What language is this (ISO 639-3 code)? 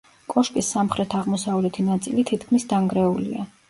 kat